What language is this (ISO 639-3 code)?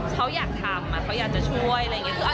tha